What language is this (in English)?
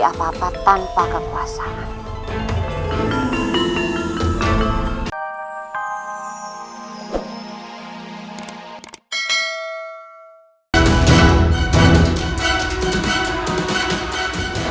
Indonesian